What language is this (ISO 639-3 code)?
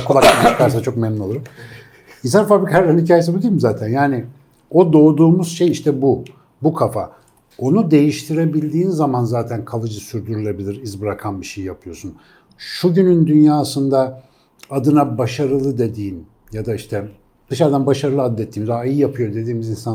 tur